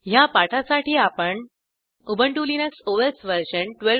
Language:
Marathi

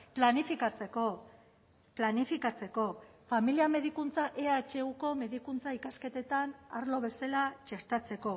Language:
Basque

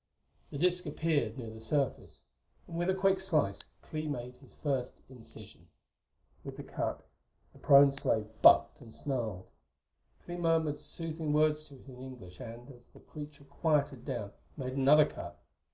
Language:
English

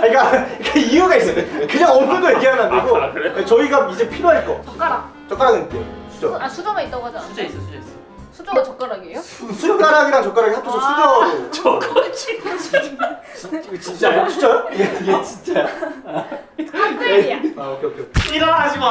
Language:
Korean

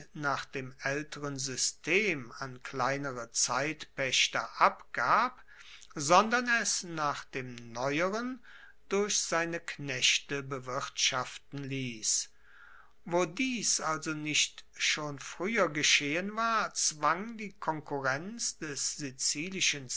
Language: German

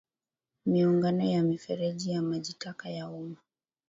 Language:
Swahili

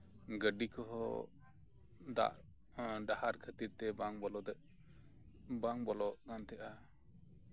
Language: Santali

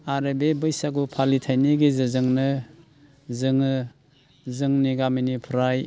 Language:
Bodo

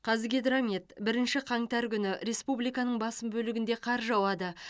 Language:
Kazakh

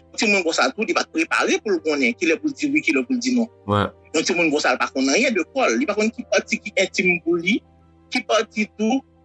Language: French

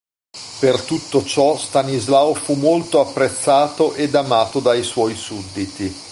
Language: Italian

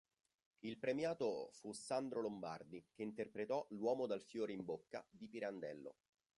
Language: Italian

